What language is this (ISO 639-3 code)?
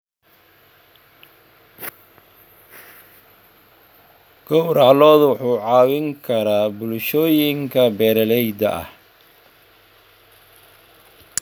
som